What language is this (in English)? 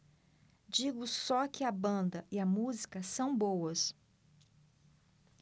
Portuguese